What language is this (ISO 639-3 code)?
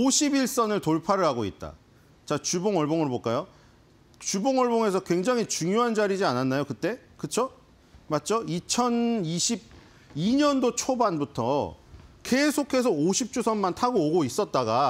kor